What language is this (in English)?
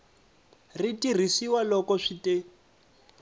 Tsonga